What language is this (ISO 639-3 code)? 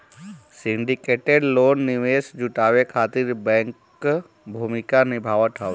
bho